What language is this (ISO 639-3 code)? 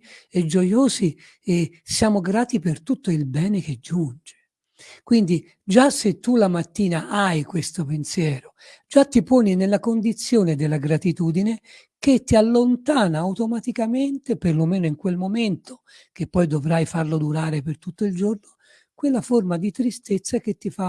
ita